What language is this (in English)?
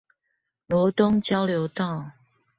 Chinese